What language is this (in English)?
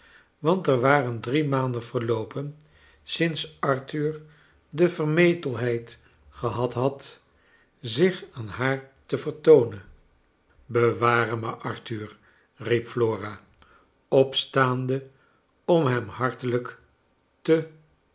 Dutch